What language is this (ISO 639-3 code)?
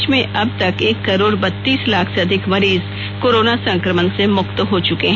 hin